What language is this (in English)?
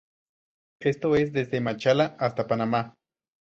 Spanish